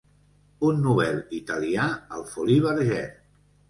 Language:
Catalan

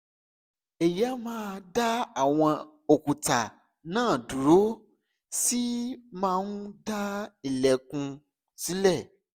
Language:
Yoruba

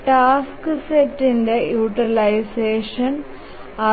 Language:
Malayalam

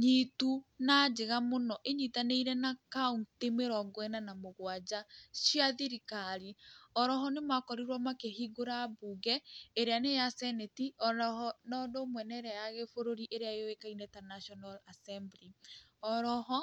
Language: Kikuyu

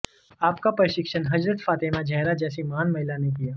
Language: Hindi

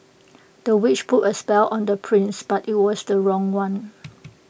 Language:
English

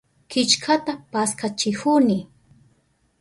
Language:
Southern Pastaza Quechua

